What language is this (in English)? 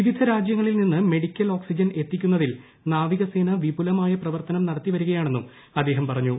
Malayalam